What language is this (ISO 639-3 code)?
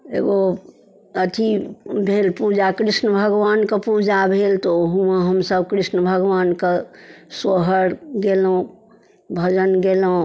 mai